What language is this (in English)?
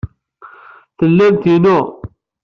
Kabyle